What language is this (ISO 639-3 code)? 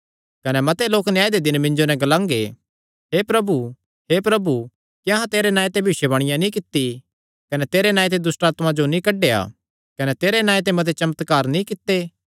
xnr